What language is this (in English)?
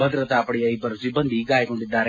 Kannada